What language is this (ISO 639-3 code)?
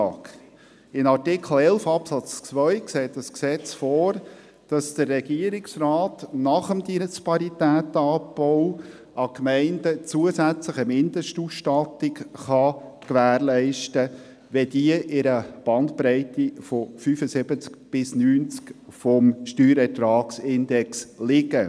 gsw